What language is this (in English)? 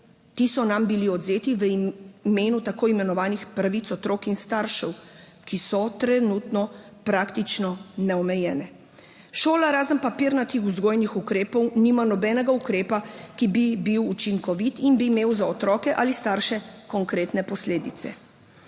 Slovenian